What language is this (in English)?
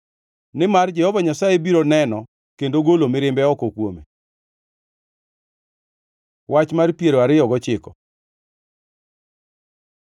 Luo (Kenya and Tanzania)